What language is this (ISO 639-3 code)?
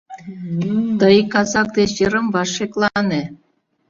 chm